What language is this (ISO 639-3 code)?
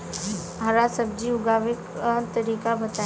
bho